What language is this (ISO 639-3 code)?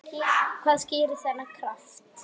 isl